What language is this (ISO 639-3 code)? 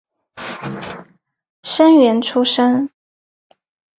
zho